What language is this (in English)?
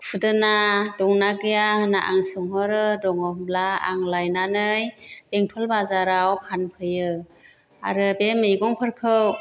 Bodo